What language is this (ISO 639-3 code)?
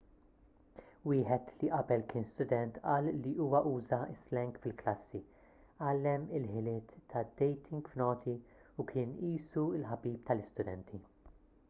mlt